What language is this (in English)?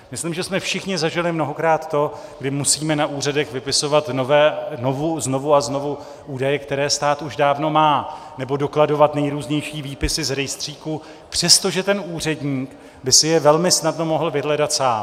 Czech